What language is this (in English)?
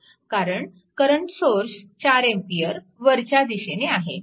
Marathi